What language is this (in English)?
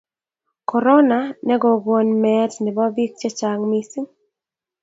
Kalenjin